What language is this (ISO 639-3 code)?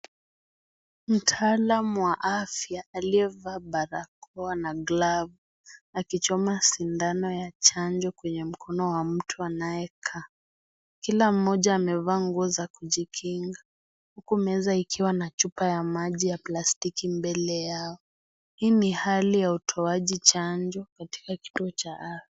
swa